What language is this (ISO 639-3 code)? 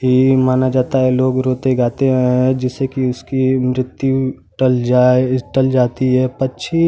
hin